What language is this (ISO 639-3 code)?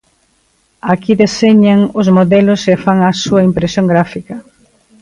glg